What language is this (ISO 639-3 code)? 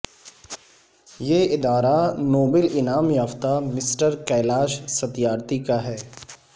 urd